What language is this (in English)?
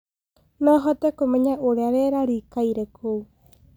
Kikuyu